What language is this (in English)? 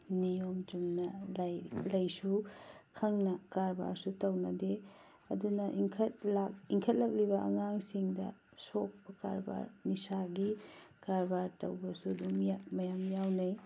Manipuri